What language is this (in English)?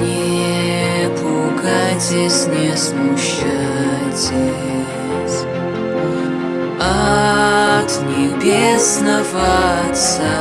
Russian